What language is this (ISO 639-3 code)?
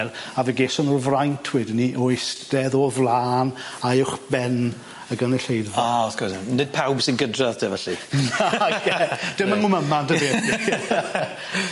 cym